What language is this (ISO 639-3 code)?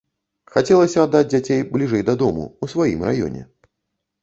bel